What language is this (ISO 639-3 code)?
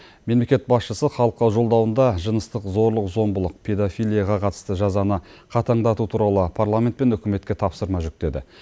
kaz